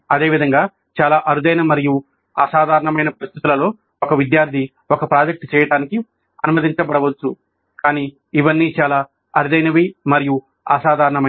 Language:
Telugu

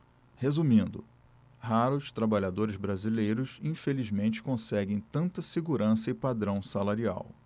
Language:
Portuguese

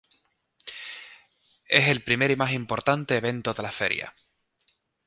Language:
Spanish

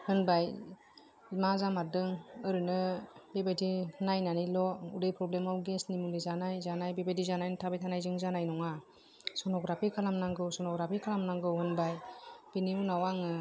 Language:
Bodo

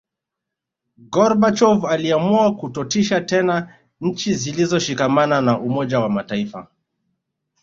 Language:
Swahili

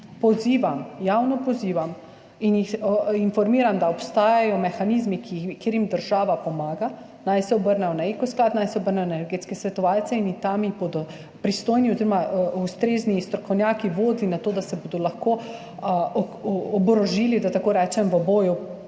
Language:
Slovenian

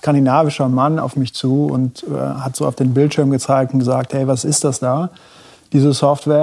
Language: German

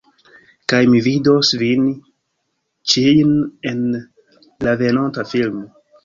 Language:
Esperanto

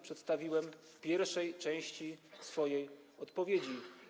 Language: Polish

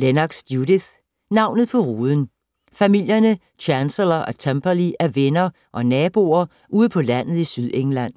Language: Danish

